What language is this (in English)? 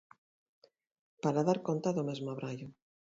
Galician